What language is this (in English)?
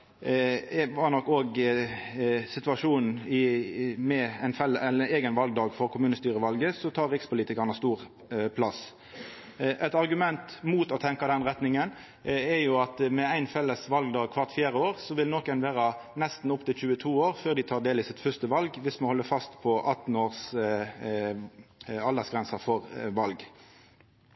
Norwegian Nynorsk